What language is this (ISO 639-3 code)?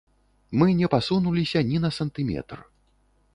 bel